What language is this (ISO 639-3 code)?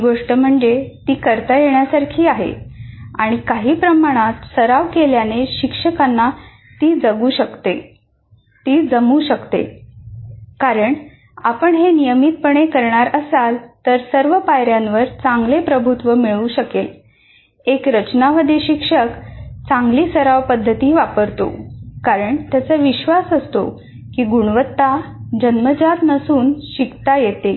mar